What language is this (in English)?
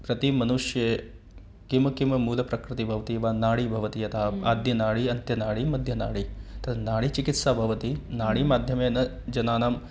Sanskrit